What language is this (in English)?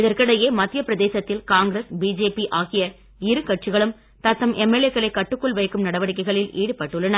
Tamil